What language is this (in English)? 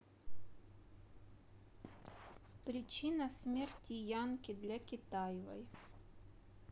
Russian